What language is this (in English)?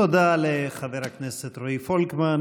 Hebrew